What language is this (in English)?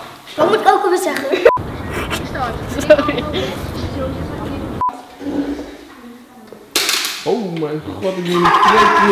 Dutch